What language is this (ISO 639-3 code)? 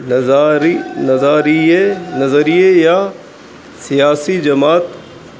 urd